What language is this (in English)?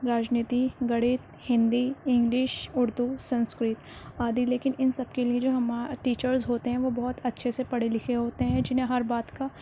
Urdu